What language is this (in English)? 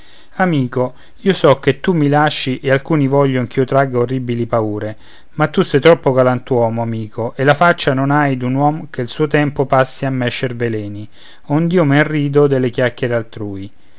Italian